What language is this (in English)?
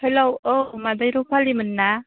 Bodo